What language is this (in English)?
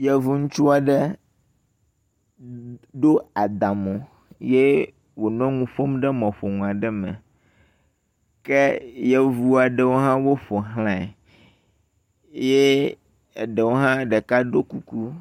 Ewe